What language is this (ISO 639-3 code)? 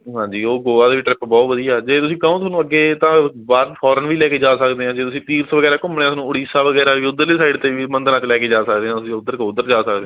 pan